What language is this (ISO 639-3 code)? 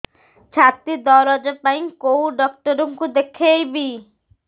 ori